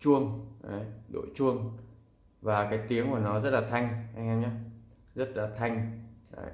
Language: Vietnamese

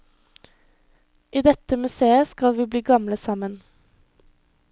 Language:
Norwegian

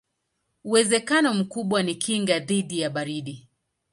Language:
Swahili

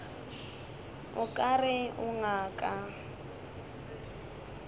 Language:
Northern Sotho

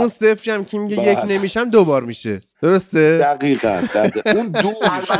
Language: Persian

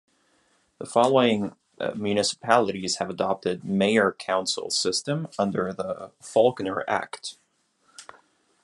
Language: English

